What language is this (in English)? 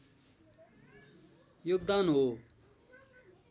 Nepali